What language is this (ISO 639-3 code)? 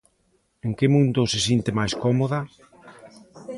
glg